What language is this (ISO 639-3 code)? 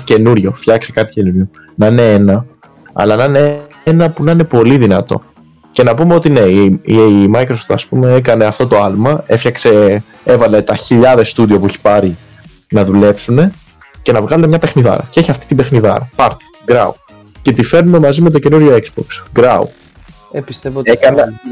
ell